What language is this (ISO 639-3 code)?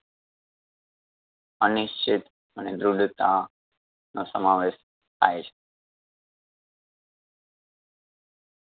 guj